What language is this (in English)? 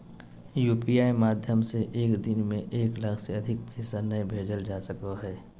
Magahi